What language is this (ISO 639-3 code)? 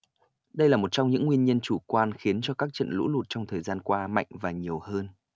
vie